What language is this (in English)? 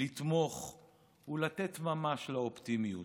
Hebrew